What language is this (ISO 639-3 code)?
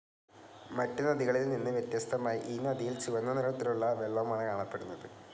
mal